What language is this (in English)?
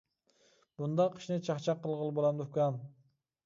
Uyghur